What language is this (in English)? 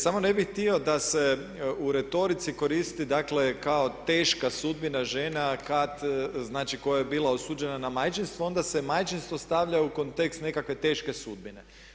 Croatian